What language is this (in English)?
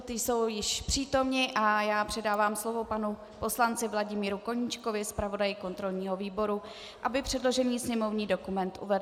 Czech